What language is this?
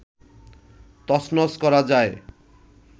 Bangla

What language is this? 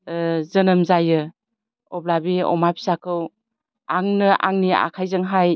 Bodo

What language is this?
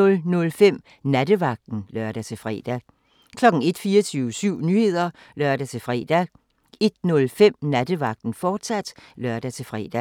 Danish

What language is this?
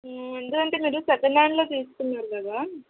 Telugu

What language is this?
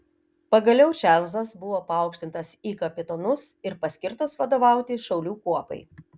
Lithuanian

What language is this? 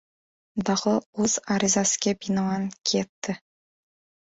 Uzbek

